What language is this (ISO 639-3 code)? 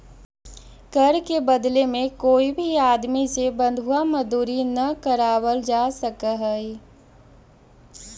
mag